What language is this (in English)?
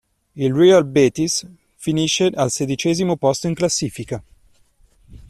Italian